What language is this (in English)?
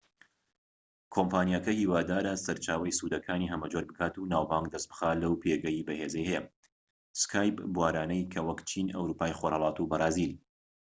Central Kurdish